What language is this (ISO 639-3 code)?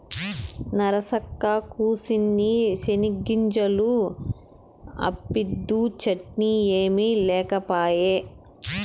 tel